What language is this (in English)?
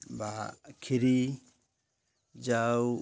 Odia